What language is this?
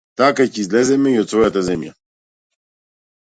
Macedonian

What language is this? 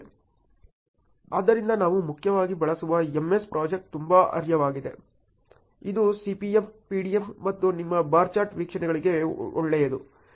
Kannada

